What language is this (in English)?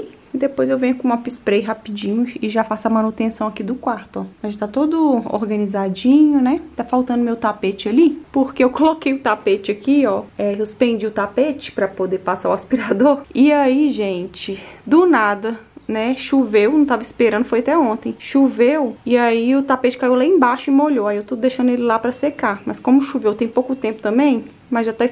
Portuguese